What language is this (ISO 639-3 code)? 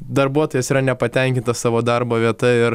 lit